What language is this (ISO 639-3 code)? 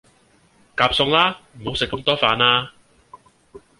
yue